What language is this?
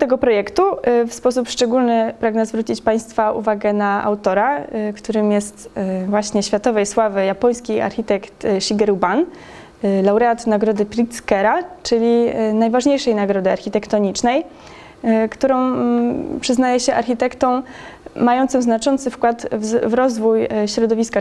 Polish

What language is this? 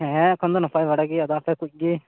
Santali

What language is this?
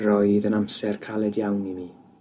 Welsh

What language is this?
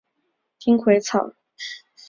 Chinese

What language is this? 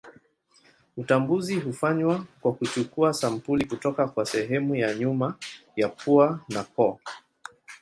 Swahili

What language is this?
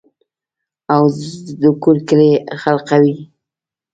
Pashto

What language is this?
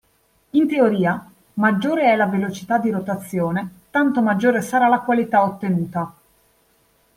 Italian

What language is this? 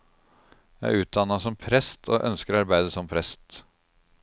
Norwegian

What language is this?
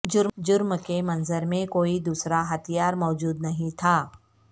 Urdu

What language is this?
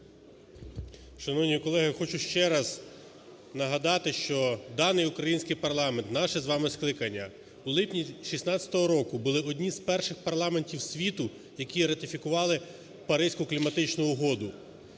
Ukrainian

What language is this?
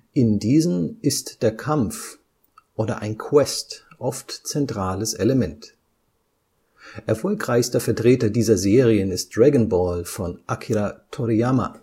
German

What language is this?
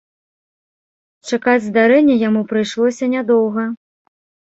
Belarusian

